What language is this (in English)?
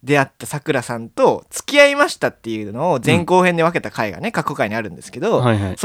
Japanese